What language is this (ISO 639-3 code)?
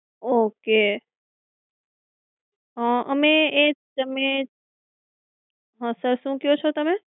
guj